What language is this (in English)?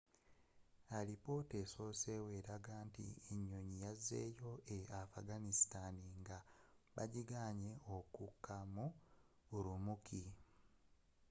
Ganda